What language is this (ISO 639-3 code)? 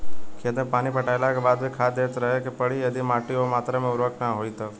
bho